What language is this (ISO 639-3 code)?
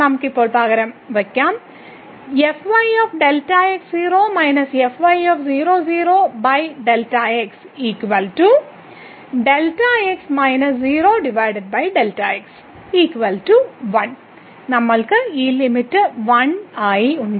mal